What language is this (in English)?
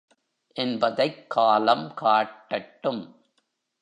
Tamil